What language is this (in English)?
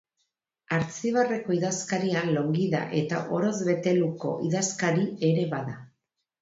Basque